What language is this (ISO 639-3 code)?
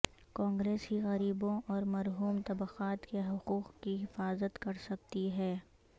urd